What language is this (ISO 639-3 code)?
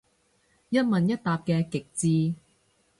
yue